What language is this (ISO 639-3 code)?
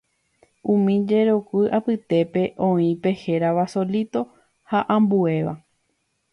grn